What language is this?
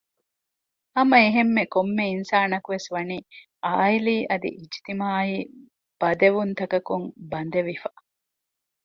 Divehi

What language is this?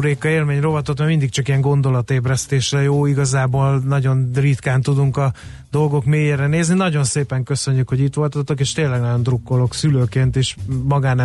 Hungarian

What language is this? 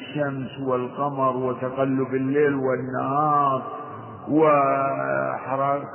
Arabic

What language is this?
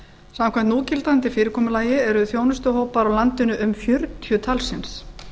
Icelandic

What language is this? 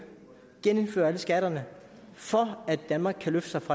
Danish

